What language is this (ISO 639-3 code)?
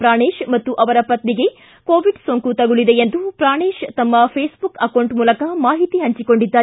kan